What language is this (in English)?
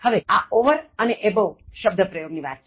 Gujarati